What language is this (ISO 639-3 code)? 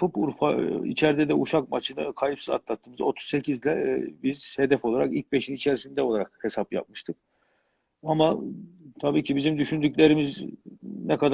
tur